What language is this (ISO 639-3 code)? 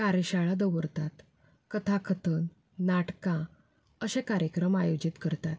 kok